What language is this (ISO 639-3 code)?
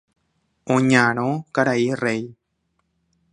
grn